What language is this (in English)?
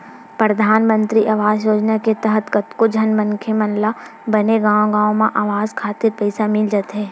Chhattisgarhi